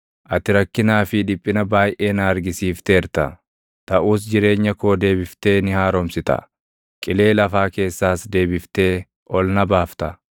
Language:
Oromo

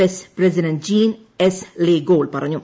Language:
Malayalam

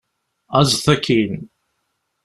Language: Kabyle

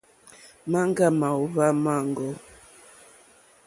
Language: Mokpwe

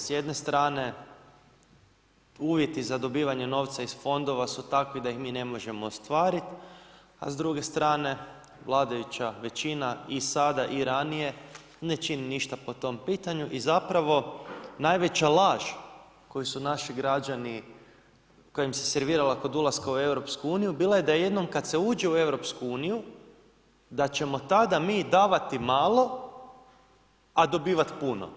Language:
Croatian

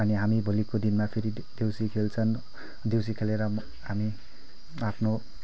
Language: Nepali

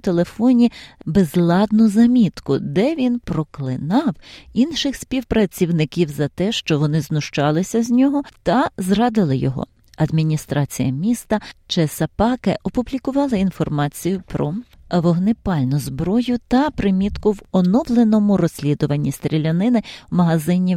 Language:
Ukrainian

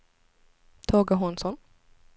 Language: Swedish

